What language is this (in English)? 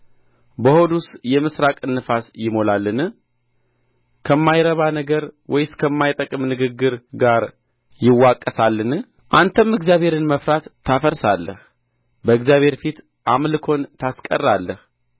Amharic